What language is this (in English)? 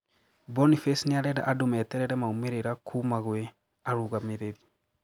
Kikuyu